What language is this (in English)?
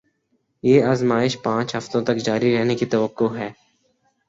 Urdu